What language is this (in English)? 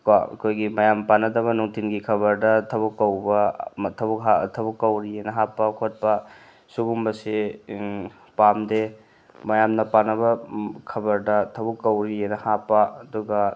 Manipuri